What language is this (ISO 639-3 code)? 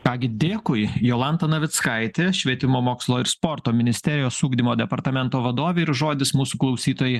lit